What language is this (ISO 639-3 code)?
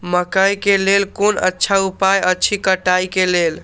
mai